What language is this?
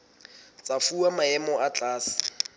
Southern Sotho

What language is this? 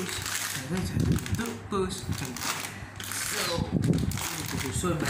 Malay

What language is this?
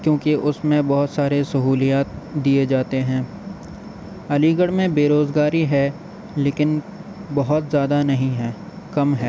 Urdu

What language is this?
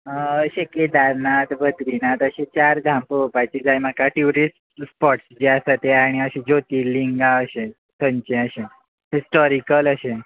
Konkani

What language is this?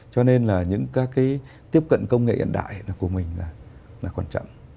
Vietnamese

